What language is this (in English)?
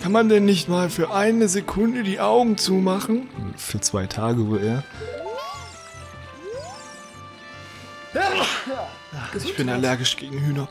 German